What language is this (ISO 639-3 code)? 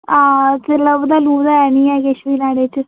doi